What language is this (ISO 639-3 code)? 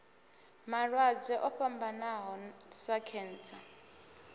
ven